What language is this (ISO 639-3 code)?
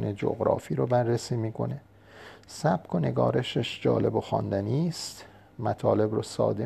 fas